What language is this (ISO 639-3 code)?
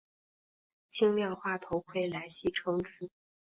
zho